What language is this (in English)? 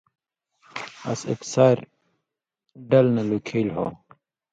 Indus Kohistani